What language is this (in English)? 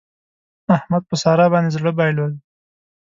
Pashto